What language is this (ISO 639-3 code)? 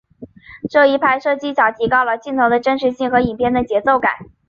zho